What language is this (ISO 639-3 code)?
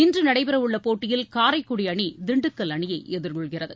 tam